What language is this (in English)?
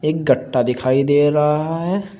Hindi